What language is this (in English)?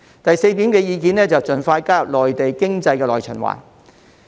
Cantonese